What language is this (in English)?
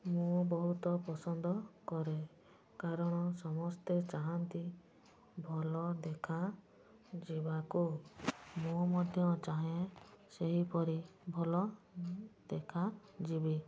Odia